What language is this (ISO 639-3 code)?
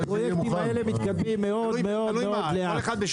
heb